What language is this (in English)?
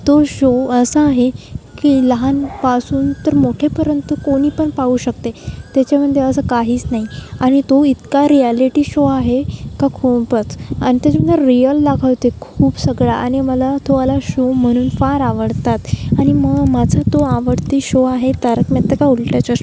Marathi